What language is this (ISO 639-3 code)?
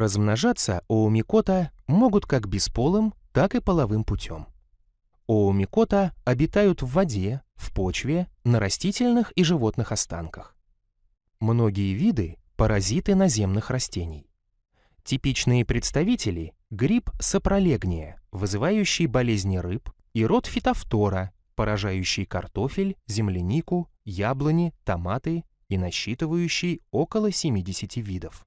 rus